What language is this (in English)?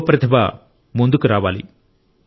Telugu